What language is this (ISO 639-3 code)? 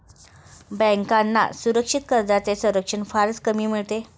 mar